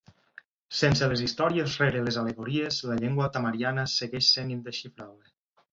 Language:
Catalan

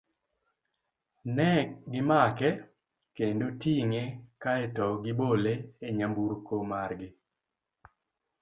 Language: Luo (Kenya and Tanzania)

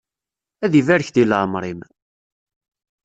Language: Kabyle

